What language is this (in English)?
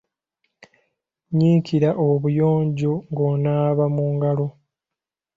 Ganda